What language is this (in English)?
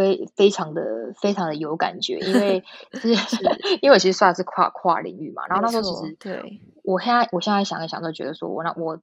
Chinese